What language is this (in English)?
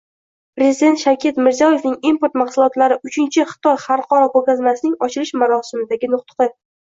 Uzbek